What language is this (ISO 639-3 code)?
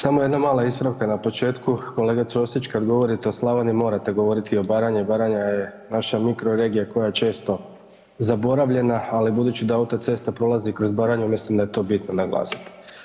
hrv